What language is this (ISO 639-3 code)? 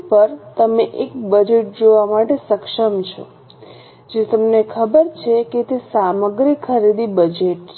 guj